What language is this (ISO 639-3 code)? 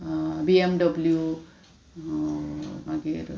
kok